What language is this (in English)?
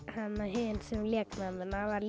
Icelandic